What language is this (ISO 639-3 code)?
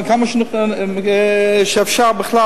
heb